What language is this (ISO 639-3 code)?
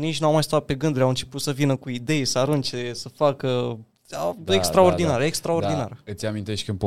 ron